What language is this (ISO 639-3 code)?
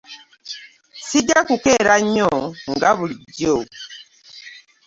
lug